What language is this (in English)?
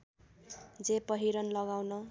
Nepali